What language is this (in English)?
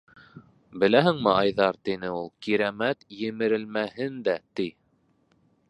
Bashkir